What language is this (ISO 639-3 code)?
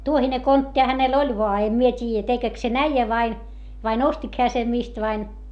fin